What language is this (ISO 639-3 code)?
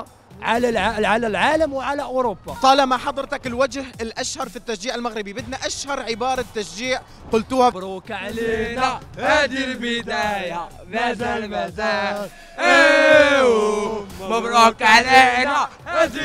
ara